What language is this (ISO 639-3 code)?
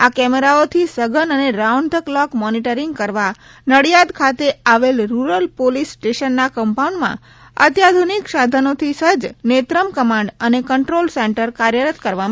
guj